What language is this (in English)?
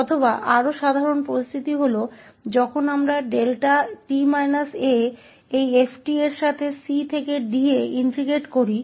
Hindi